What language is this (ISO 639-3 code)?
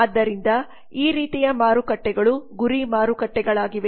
kan